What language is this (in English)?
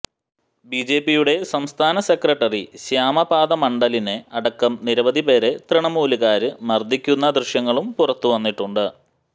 Malayalam